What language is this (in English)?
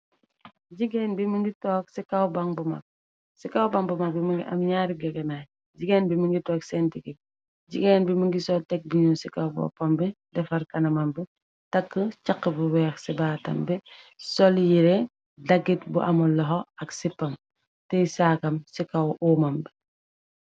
Wolof